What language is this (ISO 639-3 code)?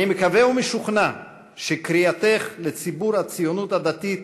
heb